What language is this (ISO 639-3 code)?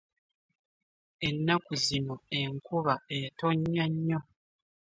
lug